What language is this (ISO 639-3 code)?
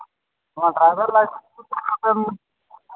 sat